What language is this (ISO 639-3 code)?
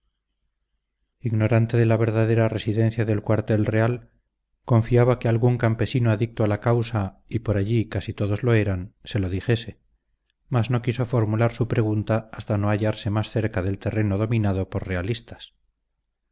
spa